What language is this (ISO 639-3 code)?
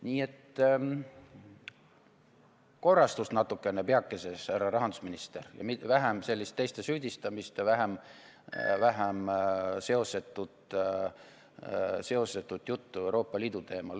est